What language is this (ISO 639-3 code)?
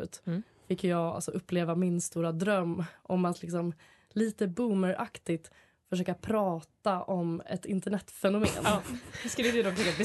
swe